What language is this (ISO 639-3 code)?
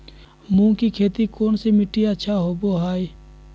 mag